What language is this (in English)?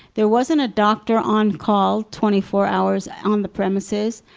English